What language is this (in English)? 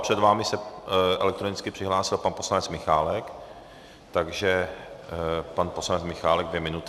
Czech